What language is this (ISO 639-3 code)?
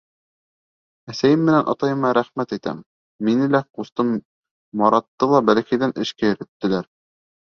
bak